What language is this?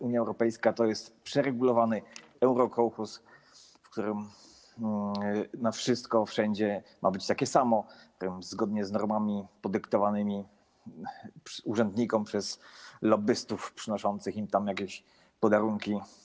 Polish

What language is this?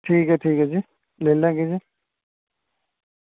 Dogri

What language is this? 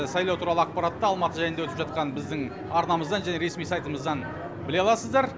Kazakh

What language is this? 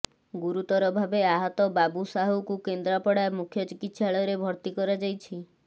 Odia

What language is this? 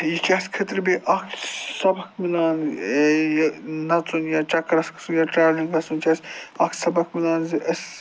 Kashmiri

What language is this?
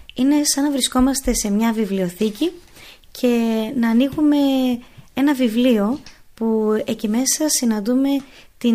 Greek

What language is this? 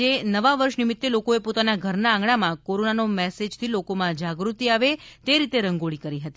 Gujarati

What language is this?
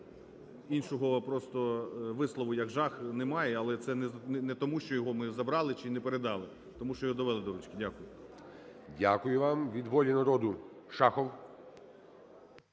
Ukrainian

